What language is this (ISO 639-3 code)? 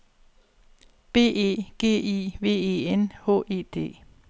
dan